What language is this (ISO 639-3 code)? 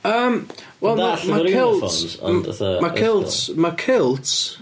cym